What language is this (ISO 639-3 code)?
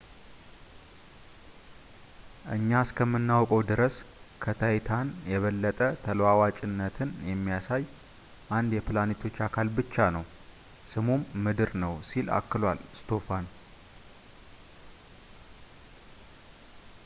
amh